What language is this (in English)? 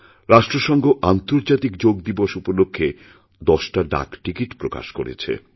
Bangla